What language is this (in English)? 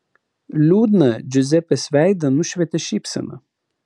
Lithuanian